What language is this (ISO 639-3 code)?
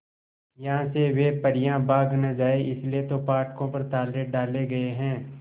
hin